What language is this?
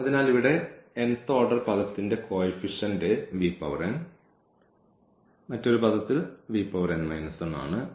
Malayalam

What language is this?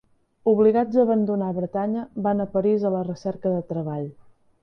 Catalan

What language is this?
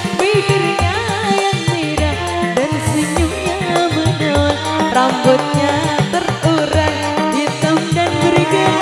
Indonesian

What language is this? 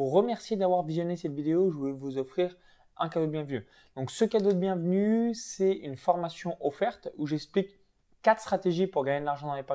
French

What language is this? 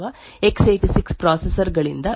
Kannada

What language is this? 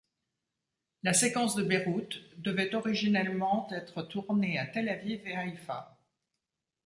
French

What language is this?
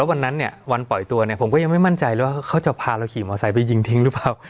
Thai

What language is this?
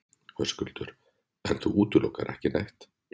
Icelandic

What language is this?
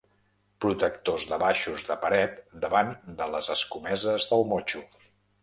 Catalan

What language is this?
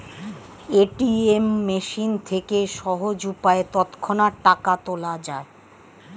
Bangla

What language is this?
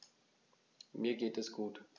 German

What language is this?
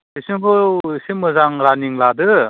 Bodo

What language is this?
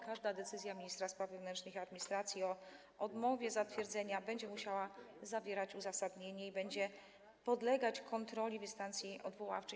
Polish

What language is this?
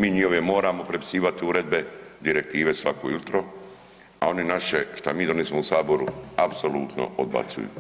Croatian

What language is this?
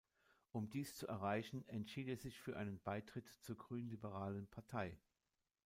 German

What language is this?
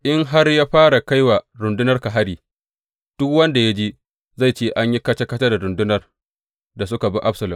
Hausa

